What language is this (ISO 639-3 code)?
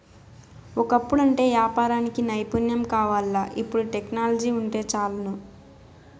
tel